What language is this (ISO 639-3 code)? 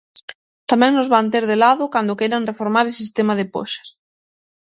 glg